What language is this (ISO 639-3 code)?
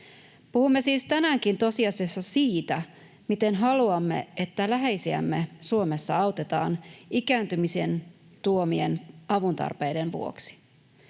fin